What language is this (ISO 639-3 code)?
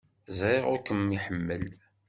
kab